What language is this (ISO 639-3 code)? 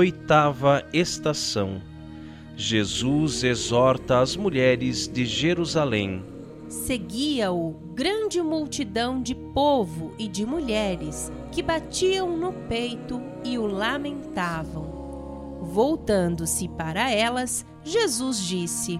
por